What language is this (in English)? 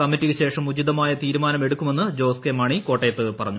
Malayalam